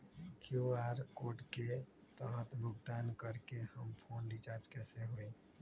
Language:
Magahi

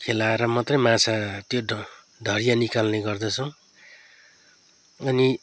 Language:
Nepali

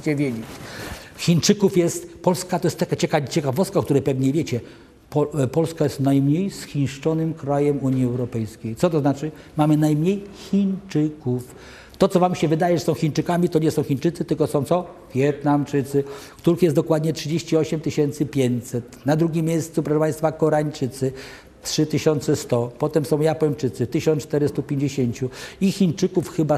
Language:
Polish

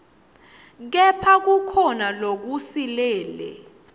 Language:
Swati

